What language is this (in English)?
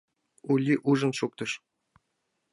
Mari